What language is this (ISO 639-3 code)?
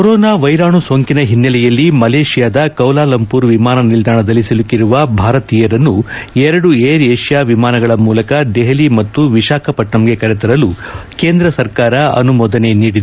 kan